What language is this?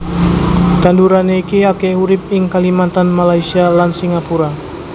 Javanese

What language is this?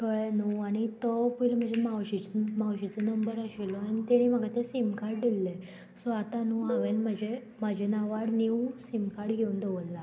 Konkani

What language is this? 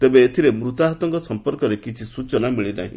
Odia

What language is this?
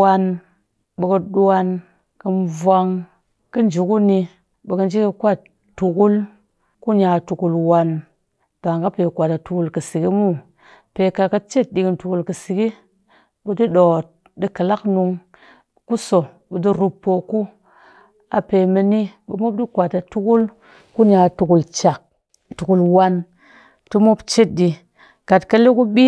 Cakfem-Mushere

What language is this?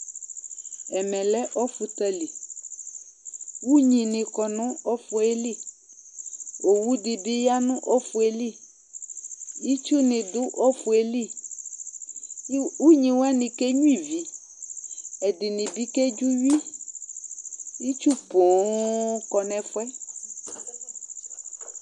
Ikposo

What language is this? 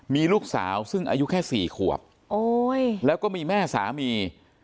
Thai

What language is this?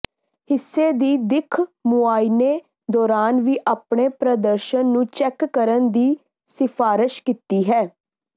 Punjabi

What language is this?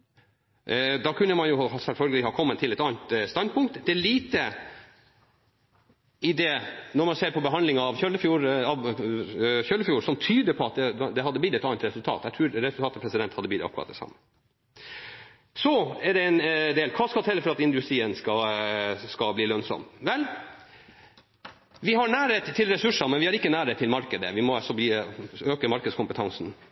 Norwegian Nynorsk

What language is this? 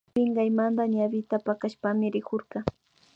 Imbabura Highland Quichua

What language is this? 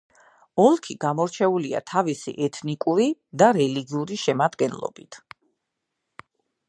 Georgian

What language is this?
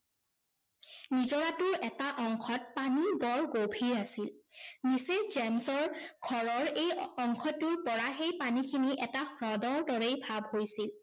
Assamese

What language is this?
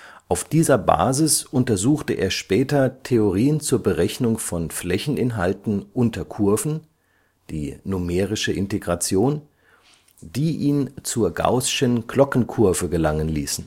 German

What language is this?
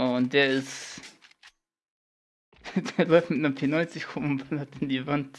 German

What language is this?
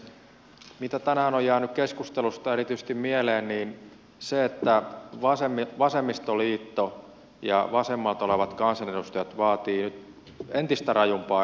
Finnish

